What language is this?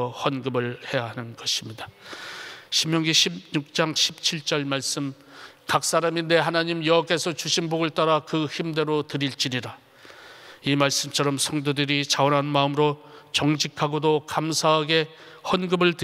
Korean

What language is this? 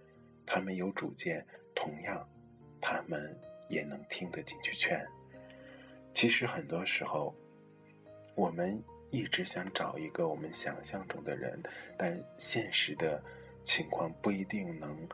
Chinese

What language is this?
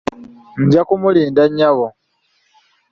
Ganda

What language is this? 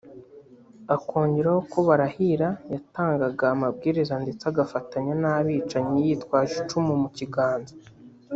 Kinyarwanda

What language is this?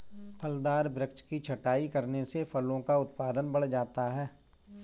Hindi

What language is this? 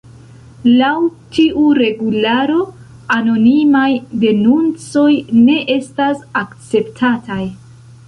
Esperanto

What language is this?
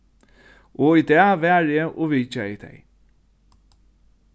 Faroese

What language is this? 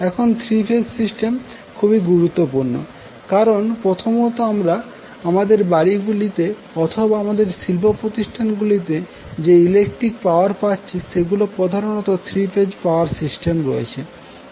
Bangla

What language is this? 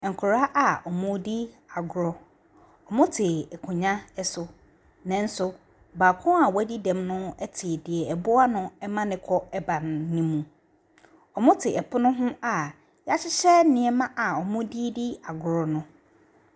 Akan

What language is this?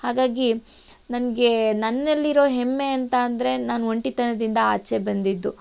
Kannada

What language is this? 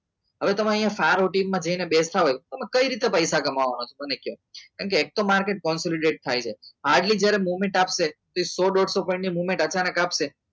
Gujarati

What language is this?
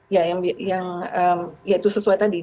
Indonesian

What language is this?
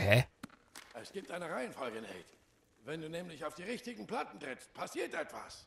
German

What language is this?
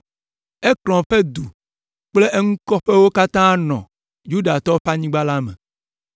Ewe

